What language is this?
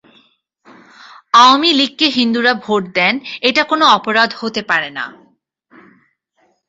Bangla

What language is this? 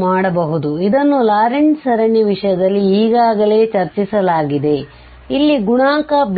Kannada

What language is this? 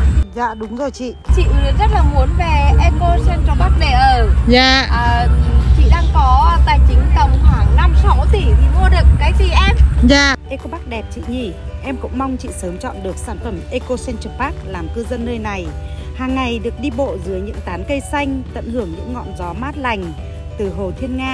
Vietnamese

